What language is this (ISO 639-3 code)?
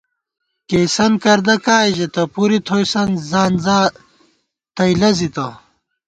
gwt